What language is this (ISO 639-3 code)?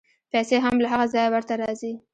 pus